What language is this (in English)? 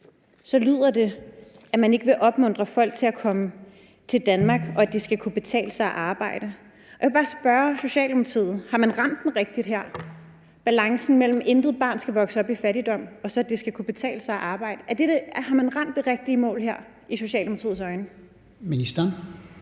Danish